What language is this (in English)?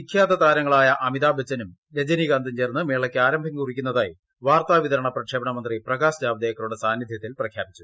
Malayalam